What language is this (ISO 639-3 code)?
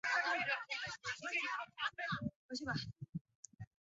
zho